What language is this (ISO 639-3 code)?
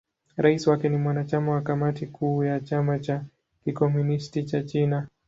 swa